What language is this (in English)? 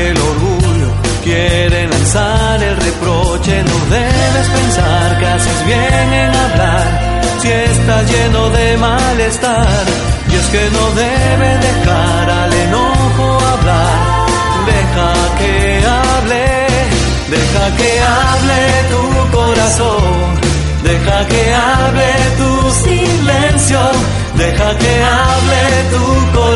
Spanish